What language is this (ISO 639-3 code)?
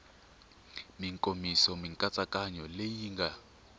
tso